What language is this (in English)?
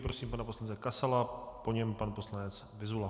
Czech